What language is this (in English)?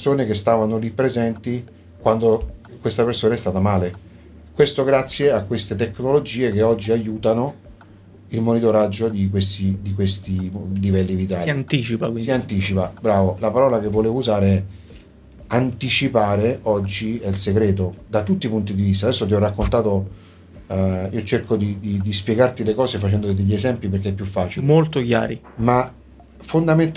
Italian